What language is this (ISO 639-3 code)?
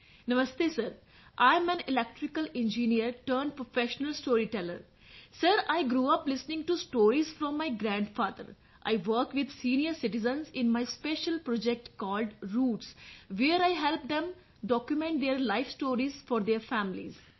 pan